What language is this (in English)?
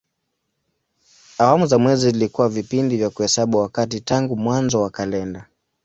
Swahili